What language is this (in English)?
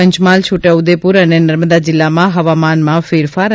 Gujarati